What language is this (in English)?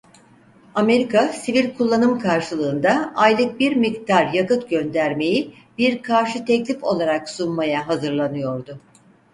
Turkish